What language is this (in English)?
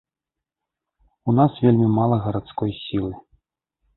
Belarusian